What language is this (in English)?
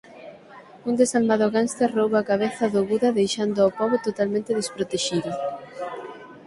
Galician